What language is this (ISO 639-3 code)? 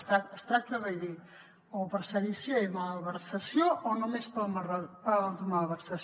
cat